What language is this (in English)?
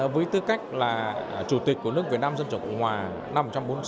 Vietnamese